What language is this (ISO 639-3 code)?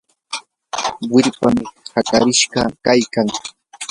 qur